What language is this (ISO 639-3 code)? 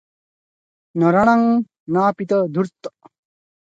ori